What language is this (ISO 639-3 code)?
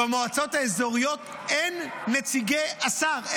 heb